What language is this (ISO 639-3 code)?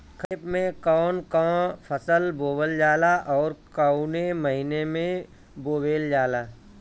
bho